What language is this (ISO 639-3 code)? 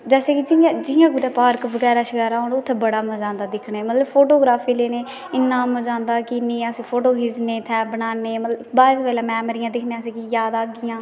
doi